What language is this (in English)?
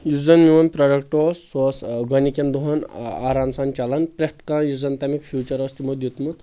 Kashmiri